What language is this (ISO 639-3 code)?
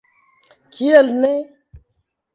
epo